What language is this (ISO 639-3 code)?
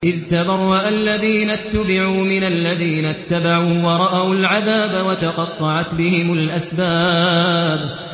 ara